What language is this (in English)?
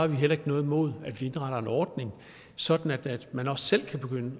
Danish